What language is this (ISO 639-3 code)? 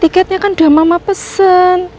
ind